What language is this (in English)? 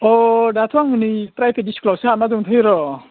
Bodo